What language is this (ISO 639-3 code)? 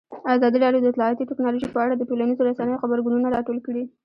pus